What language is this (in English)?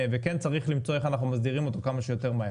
Hebrew